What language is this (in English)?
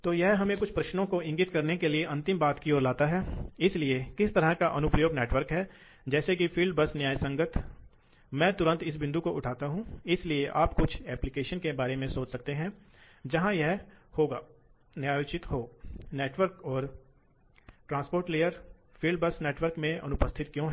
Hindi